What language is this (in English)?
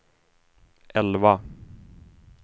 Swedish